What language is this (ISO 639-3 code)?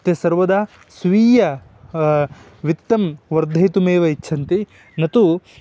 san